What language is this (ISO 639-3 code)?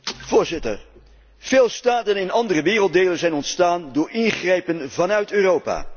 nld